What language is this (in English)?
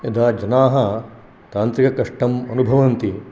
Sanskrit